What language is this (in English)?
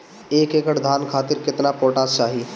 Bhojpuri